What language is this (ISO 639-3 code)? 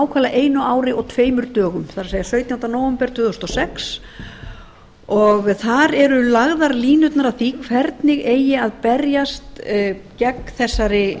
isl